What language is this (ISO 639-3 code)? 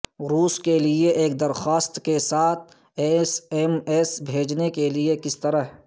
urd